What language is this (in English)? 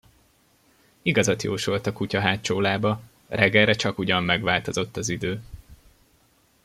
Hungarian